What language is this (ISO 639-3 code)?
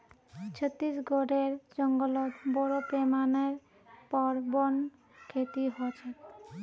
mag